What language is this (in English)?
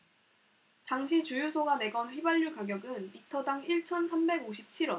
Korean